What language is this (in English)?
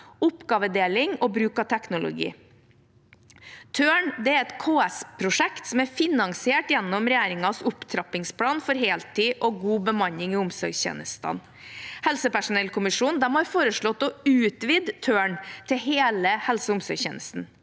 Norwegian